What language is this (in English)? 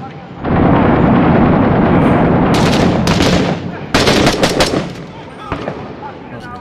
Polish